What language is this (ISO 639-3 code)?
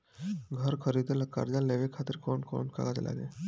bho